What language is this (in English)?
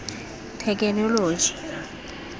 Tswana